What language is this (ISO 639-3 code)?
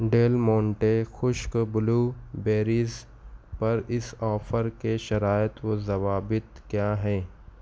urd